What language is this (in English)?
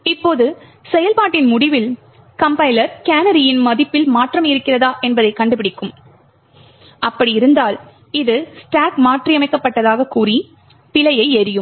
Tamil